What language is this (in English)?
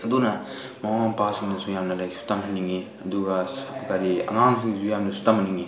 Manipuri